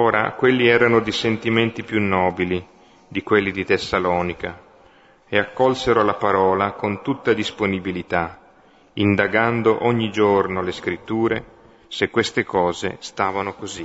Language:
Italian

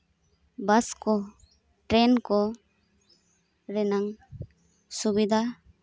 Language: Santali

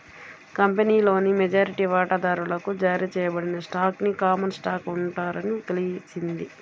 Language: Telugu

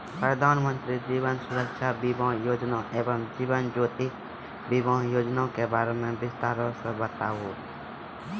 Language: Maithili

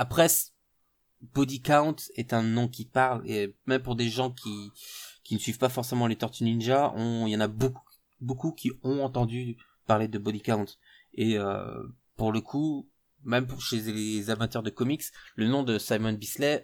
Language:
French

